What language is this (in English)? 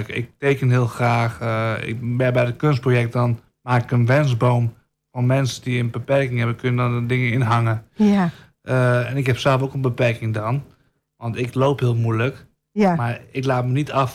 Dutch